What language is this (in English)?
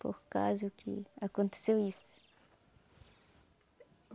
Portuguese